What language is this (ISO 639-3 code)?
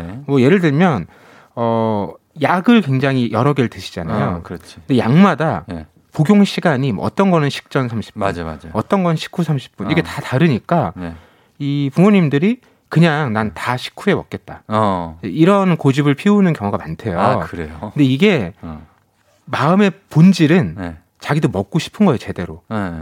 kor